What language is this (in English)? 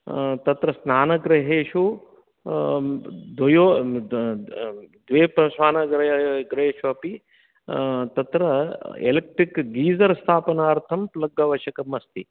Sanskrit